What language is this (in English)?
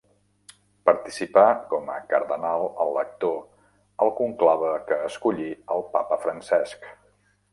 Catalan